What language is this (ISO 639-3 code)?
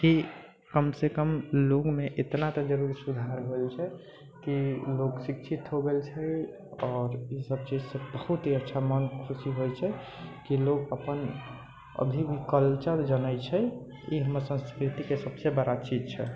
mai